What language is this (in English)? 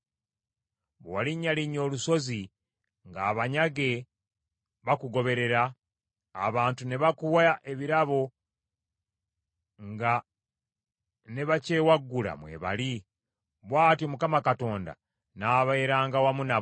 Ganda